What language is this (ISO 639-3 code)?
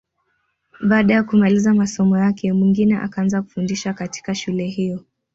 swa